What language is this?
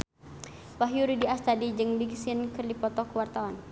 Sundanese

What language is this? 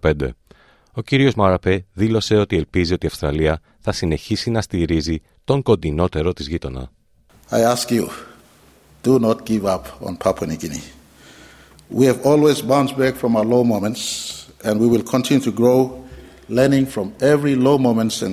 Greek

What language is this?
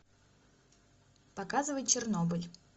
Russian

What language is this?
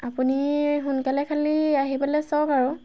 Assamese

